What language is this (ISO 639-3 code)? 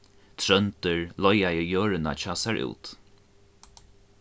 fao